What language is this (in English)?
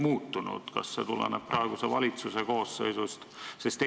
Estonian